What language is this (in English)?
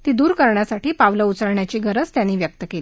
Marathi